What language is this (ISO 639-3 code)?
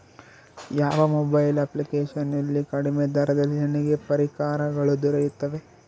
kan